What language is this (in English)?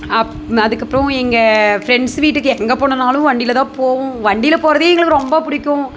Tamil